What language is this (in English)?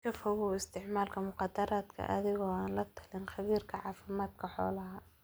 Somali